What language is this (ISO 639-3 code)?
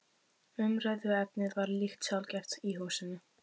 isl